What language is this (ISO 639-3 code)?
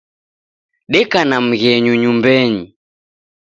dav